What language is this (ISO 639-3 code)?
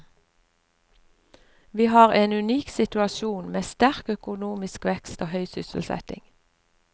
nor